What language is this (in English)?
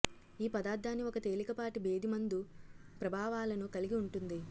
Telugu